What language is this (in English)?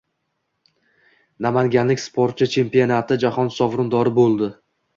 Uzbek